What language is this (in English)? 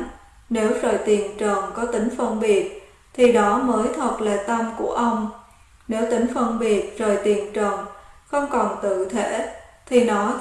Vietnamese